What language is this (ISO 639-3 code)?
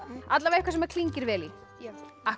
isl